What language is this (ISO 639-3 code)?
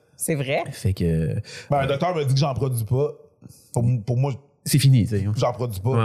fra